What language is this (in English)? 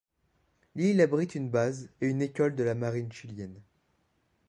French